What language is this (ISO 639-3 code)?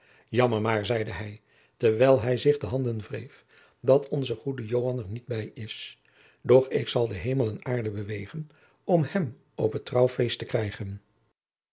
nld